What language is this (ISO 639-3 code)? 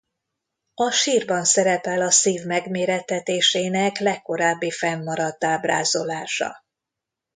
hun